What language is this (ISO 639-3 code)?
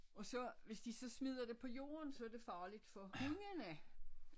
dan